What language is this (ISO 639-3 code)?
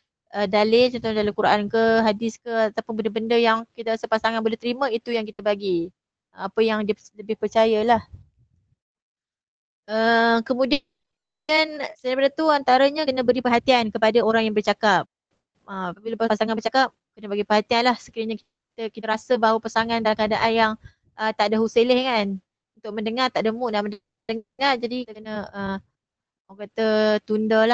msa